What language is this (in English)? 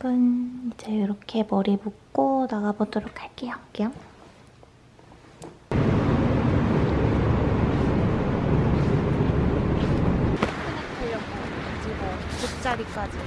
Korean